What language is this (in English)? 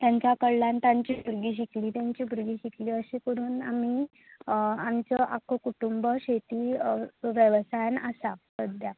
Konkani